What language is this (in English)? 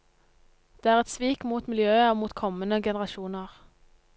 Norwegian